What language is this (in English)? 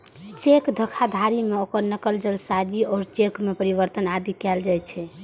Maithili